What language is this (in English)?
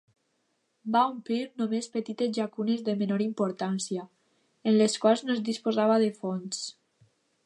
Catalan